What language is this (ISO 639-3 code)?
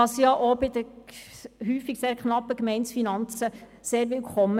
gsw